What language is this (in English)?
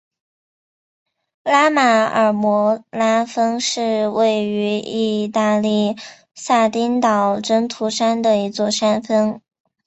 Chinese